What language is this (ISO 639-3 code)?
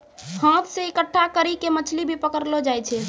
mai